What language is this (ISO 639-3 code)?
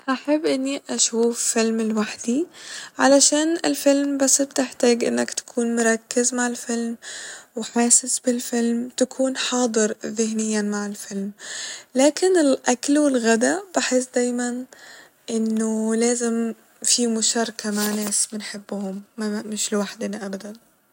arz